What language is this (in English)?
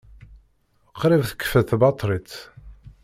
Kabyle